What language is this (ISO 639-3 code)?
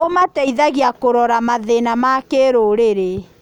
kik